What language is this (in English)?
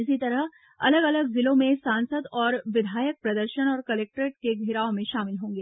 Hindi